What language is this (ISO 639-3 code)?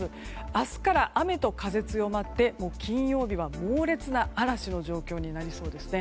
jpn